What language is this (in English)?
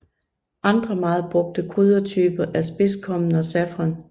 Danish